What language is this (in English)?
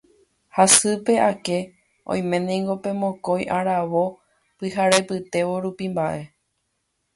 Guarani